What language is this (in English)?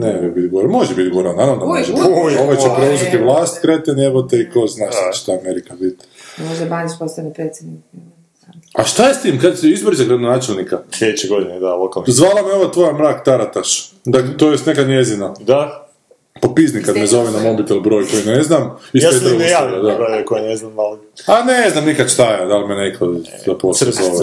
Croatian